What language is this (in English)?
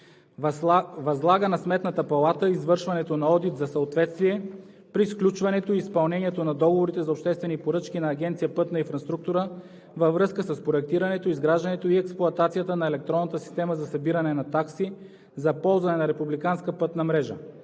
Bulgarian